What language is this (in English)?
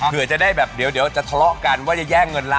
Thai